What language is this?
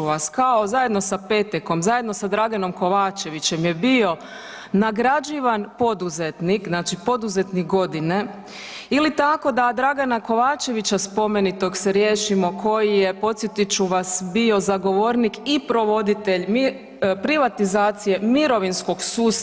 Croatian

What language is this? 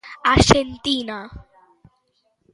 Galician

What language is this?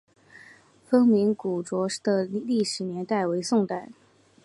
Chinese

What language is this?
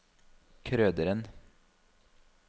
Norwegian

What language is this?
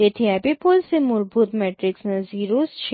Gujarati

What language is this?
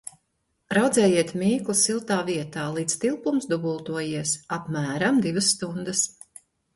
Latvian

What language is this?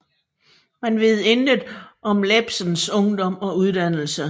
Danish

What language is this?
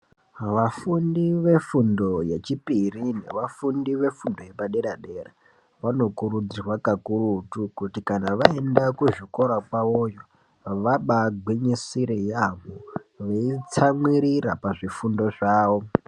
Ndau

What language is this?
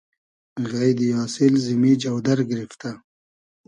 Hazaragi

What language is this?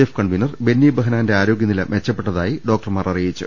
Malayalam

